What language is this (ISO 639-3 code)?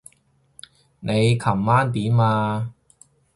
yue